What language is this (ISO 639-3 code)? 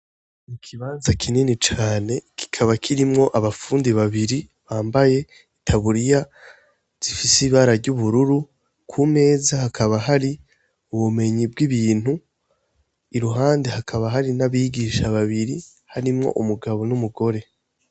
run